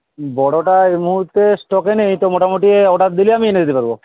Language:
Bangla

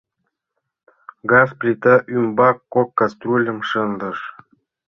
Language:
Mari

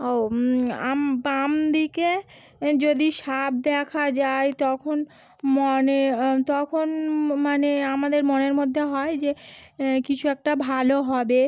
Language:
Bangla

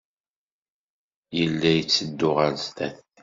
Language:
Kabyle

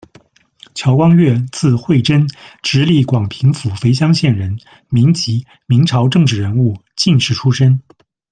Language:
Chinese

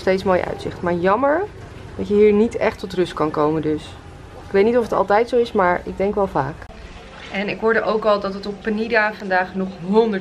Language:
Dutch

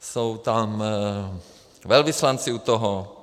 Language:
Czech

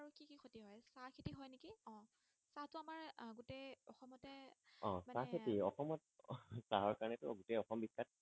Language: Assamese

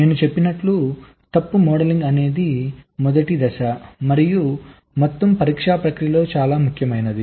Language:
Telugu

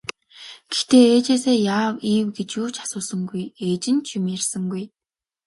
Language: Mongolian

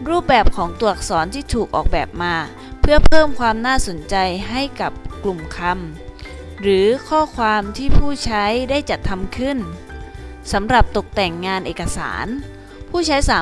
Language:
Thai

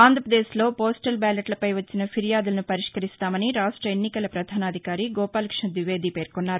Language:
Telugu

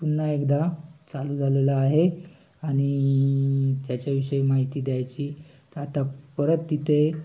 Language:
Marathi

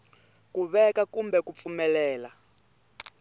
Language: Tsonga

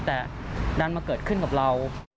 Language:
Thai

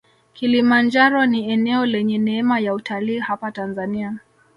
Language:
Swahili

